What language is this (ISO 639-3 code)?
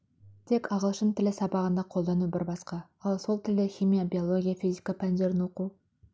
kaz